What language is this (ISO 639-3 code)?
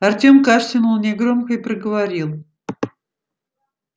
rus